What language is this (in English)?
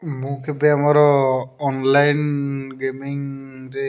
Odia